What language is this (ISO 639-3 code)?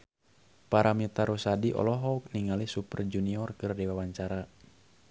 sun